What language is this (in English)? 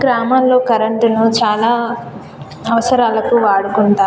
Telugu